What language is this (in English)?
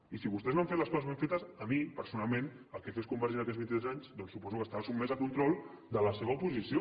Catalan